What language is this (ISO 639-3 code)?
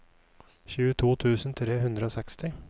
nor